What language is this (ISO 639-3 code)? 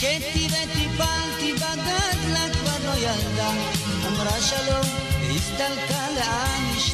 heb